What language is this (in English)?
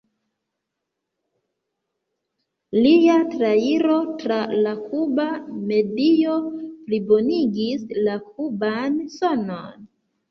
Esperanto